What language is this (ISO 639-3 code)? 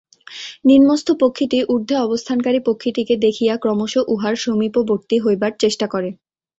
ben